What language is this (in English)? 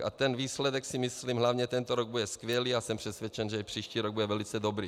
Czech